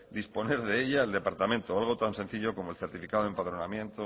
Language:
Spanish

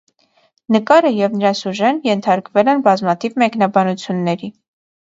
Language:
Armenian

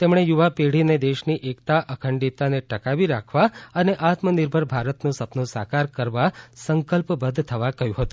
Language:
Gujarati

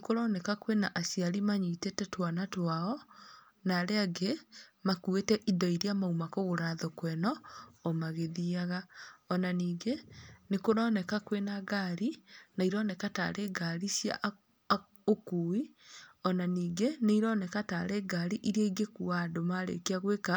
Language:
Kikuyu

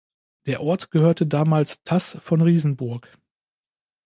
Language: German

